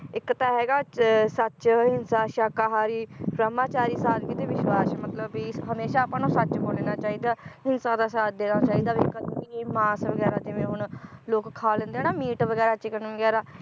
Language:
Punjabi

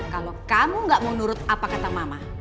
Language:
Indonesian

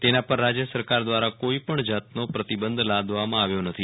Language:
Gujarati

